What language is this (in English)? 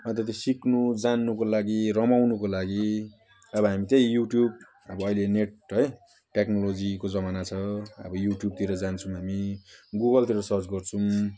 Nepali